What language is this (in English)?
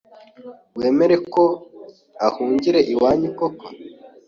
Kinyarwanda